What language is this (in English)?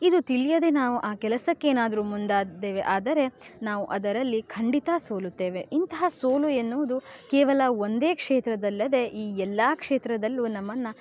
Kannada